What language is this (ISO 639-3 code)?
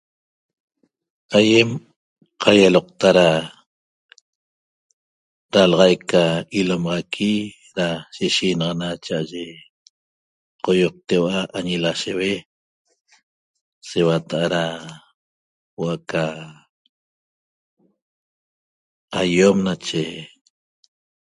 tob